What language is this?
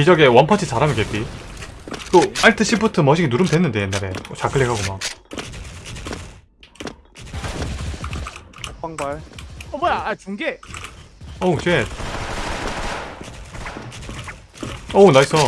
Korean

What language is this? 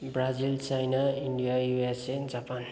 Nepali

